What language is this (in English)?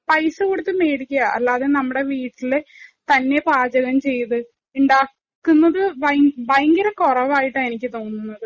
Malayalam